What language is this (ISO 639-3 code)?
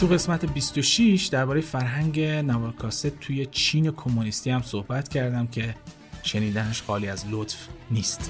fas